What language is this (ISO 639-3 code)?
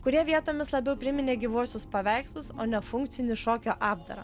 lit